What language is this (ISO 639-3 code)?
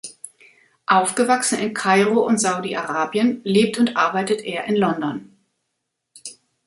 deu